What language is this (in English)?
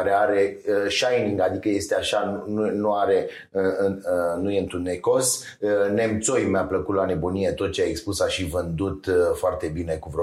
Romanian